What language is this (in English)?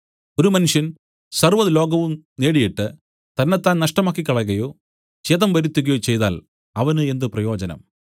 Malayalam